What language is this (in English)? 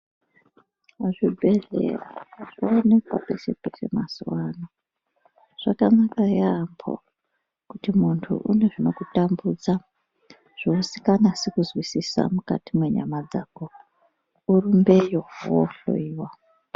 Ndau